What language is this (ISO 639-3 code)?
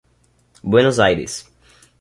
por